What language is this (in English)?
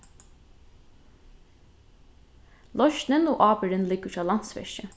Faroese